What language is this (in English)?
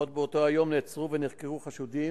Hebrew